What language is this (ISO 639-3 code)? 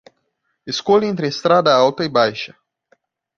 por